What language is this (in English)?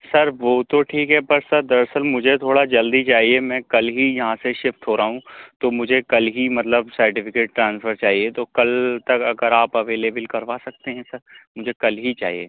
Urdu